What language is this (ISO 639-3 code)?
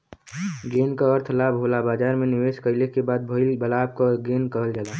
bho